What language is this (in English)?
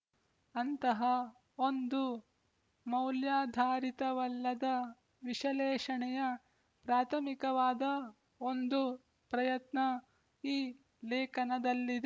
Kannada